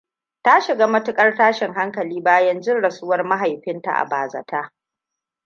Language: Hausa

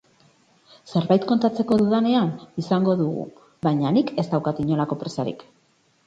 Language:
Basque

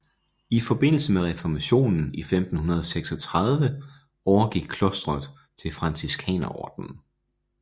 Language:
Danish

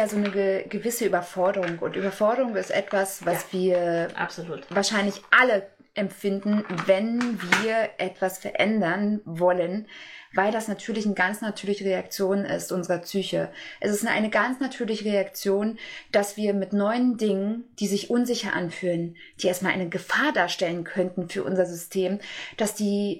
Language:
German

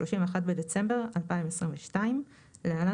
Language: Hebrew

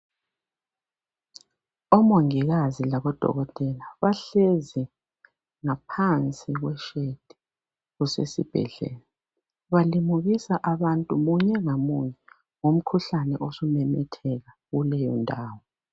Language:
North Ndebele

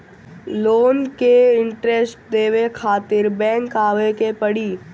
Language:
Bhojpuri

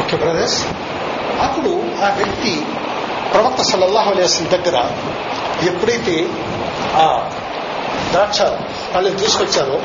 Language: Telugu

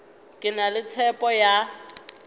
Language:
Northern Sotho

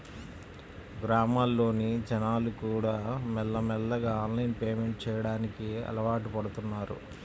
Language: Telugu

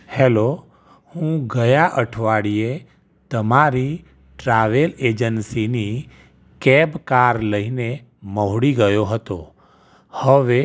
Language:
Gujarati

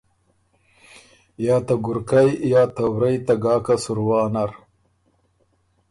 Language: Ormuri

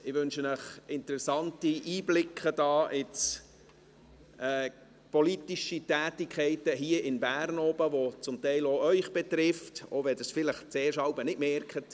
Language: Swiss German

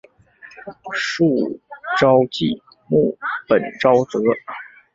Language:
Chinese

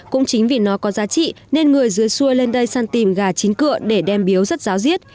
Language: Vietnamese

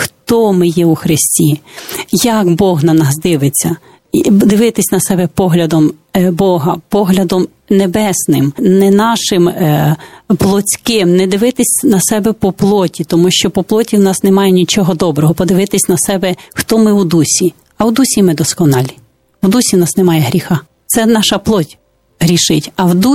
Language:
Ukrainian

